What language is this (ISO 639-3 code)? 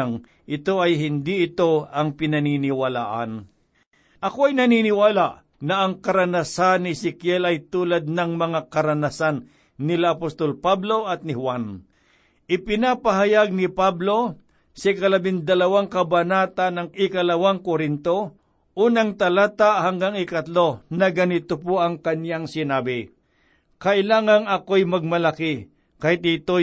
fil